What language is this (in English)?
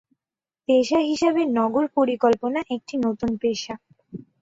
Bangla